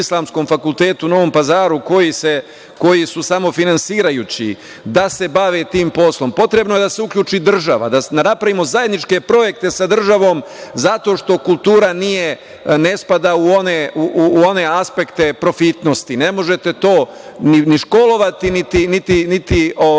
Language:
Serbian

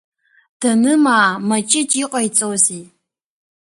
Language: Abkhazian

